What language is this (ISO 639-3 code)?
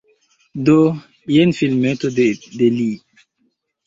epo